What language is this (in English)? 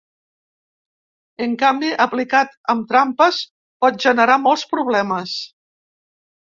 Catalan